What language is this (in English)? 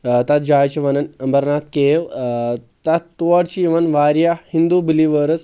Kashmiri